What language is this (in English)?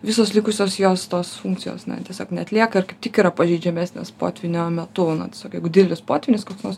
Lithuanian